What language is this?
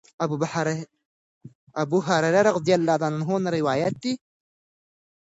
Pashto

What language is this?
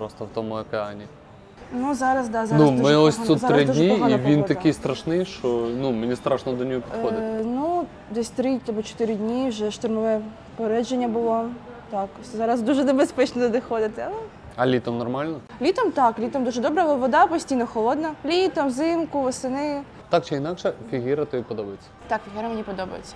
Ukrainian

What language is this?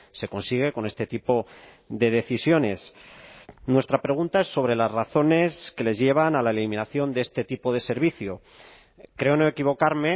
Spanish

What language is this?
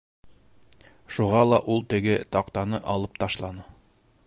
Bashkir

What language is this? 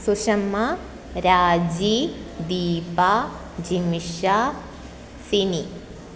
Sanskrit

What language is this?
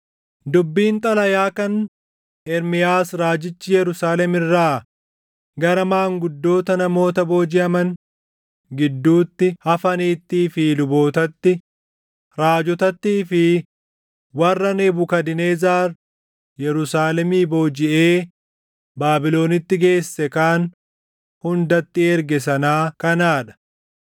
Oromo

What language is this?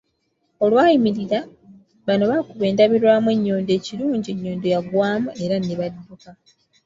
Ganda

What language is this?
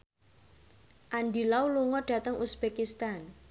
Javanese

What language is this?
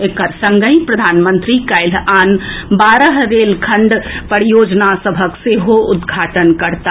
Maithili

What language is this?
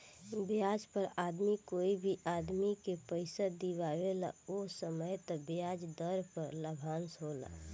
Bhojpuri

